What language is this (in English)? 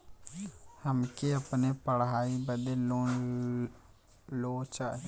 Bhojpuri